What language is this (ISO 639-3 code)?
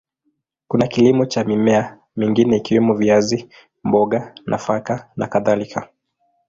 swa